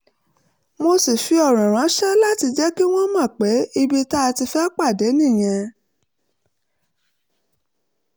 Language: Yoruba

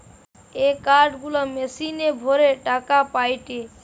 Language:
Bangla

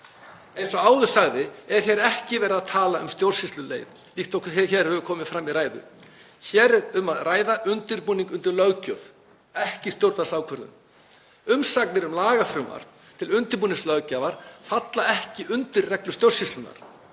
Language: Icelandic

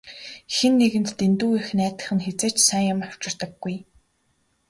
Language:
Mongolian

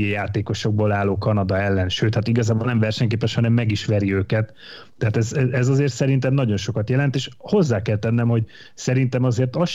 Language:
Hungarian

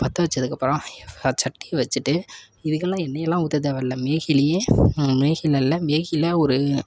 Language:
Tamil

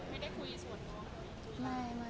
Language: Thai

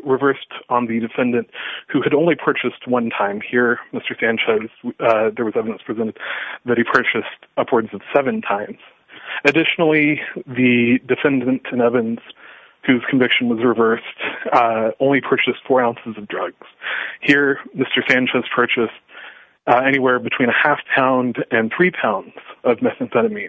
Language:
English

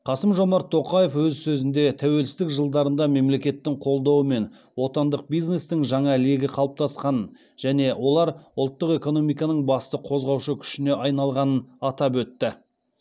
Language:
Kazakh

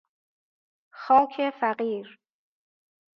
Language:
Persian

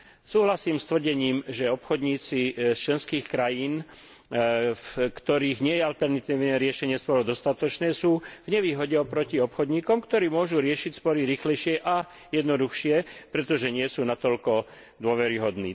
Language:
Slovak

